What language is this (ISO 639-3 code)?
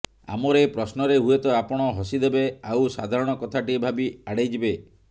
ori